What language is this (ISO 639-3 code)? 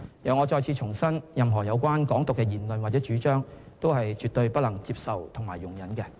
yue